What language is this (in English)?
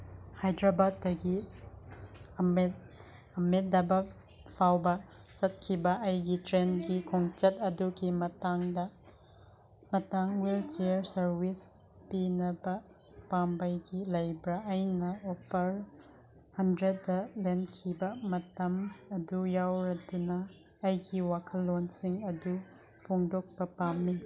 Manipuri